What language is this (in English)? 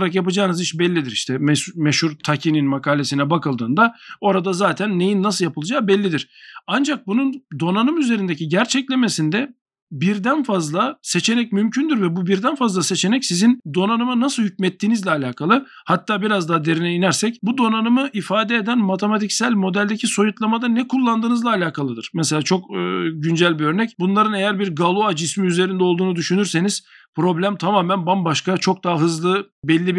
Turkish